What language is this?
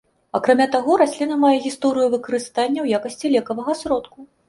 Belarusian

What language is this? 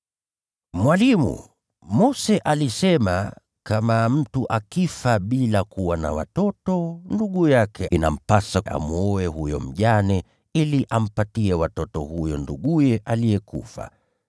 Swahili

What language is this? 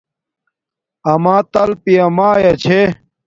Domaaki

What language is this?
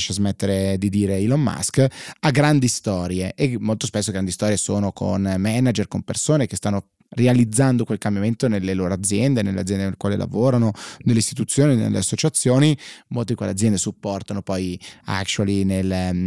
Italian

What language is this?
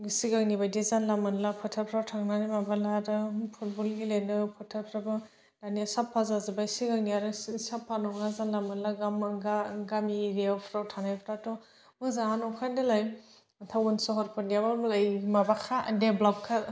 Bodo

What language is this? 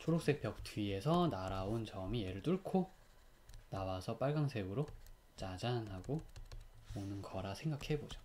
Korean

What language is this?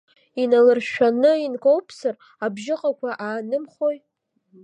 Abkhazian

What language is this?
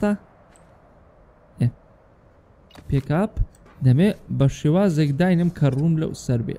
Arabic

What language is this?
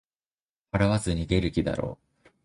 Japanese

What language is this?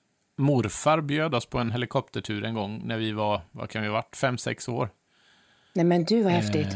Swedish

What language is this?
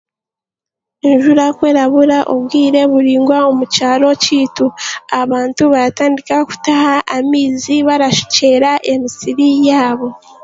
Chiga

